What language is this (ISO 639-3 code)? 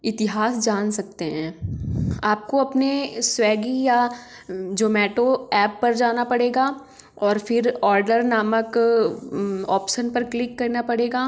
hin